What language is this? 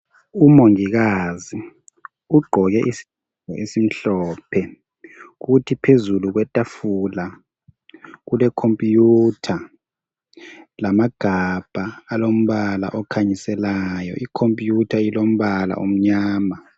North Ndebele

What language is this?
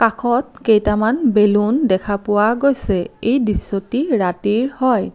Assamese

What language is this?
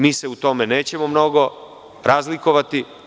Serbian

